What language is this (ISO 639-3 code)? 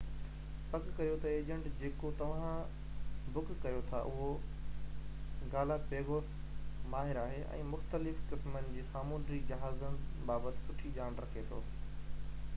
snd